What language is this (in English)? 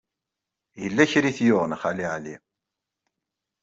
Kabyle